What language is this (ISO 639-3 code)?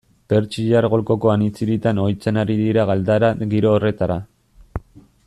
eus